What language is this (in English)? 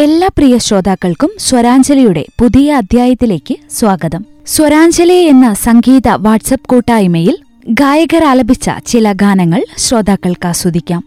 Malayalam